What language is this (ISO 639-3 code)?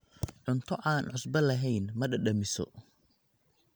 som